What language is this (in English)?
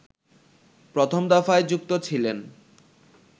Bangla